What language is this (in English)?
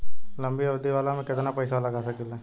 Bhojpuri